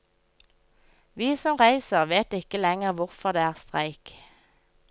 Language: Norwegian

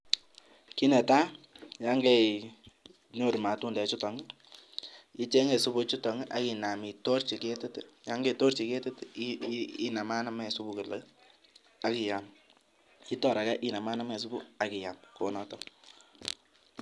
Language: Kalenjin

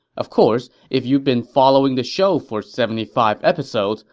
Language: English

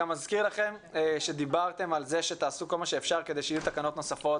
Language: Hebrew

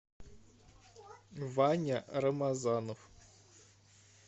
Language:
Russian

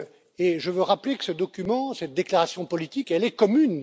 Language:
French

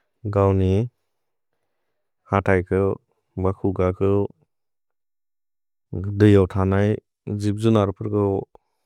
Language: Bodo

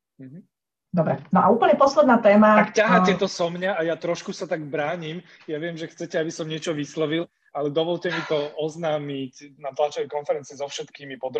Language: Slovak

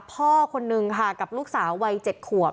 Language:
Thai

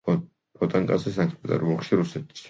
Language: Georgian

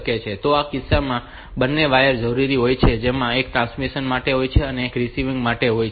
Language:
Gujarati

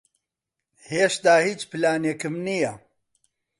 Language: Central Kurdish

